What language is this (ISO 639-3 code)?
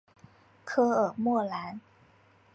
zho